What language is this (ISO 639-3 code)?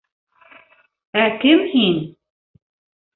bak